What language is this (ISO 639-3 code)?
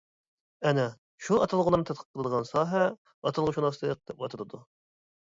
uig